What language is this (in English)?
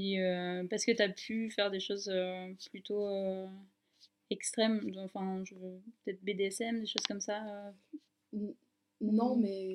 French